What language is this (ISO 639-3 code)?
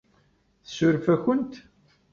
kab